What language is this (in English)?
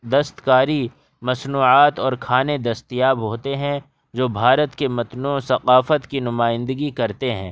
Urdu